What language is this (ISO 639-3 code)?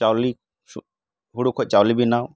sat